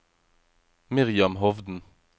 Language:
Norwegian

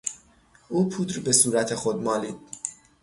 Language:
Persian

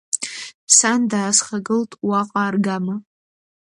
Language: Abkhazian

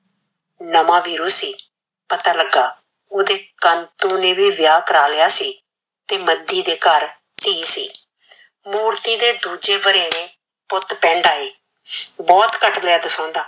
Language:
Punjabi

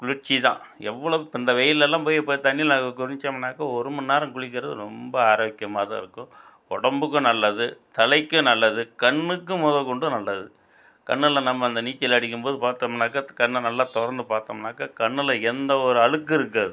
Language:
Tamil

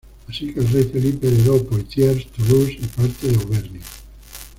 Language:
Spanish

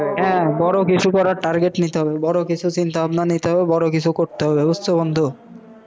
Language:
Bangla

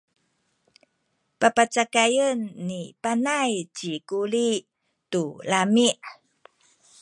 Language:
Sakizaya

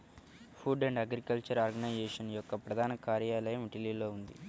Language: Telugu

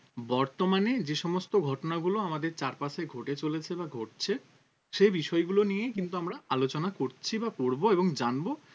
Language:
Bangla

